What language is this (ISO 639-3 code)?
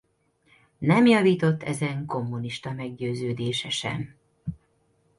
hun